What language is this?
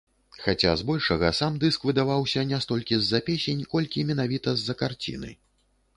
Belarusian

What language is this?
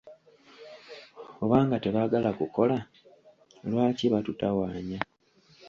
Ganda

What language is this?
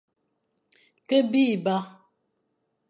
Fang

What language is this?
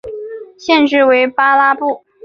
Chinese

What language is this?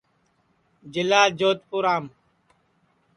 Sansi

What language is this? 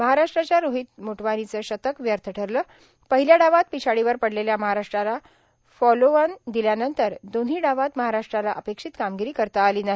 Marathi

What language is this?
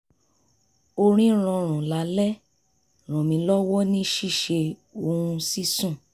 Yoruba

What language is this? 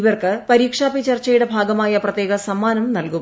Malayalam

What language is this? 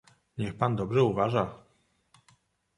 Polish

